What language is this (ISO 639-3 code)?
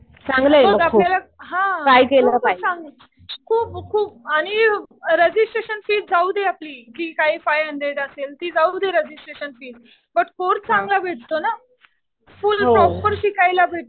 mar